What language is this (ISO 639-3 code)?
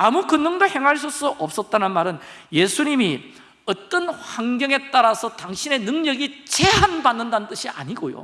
kor